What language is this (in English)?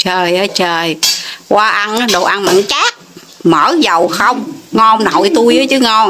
Vietnamese